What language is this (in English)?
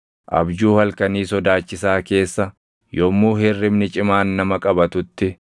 Oromo